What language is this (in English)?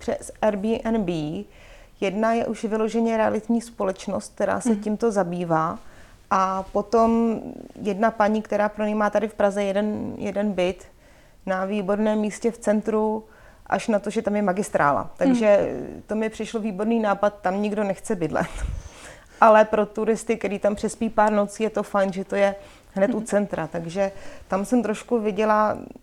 Czech